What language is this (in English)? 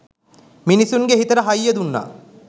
Sinhala